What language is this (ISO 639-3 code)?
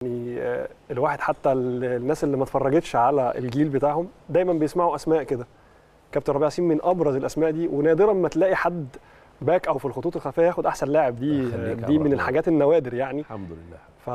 ara